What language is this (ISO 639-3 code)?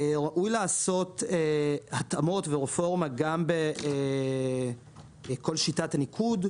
heb